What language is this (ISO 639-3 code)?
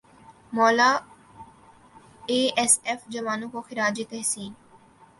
urd